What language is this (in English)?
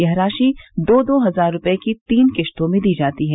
Hindi